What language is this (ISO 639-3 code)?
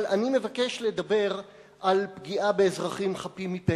heb